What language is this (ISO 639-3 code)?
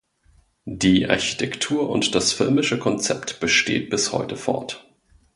deu